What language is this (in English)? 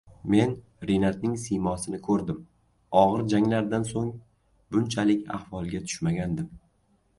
Uzbek